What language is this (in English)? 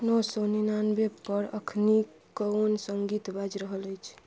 Maithili